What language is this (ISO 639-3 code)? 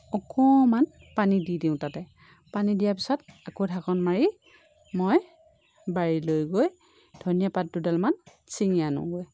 asm